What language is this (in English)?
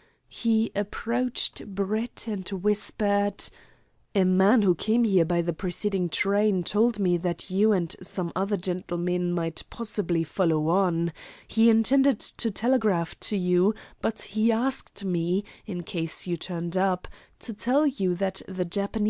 English